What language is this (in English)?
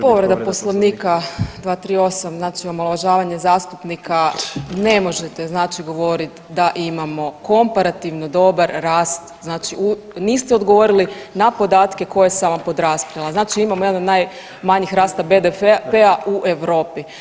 Croatian